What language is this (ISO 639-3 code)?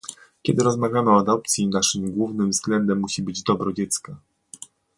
pol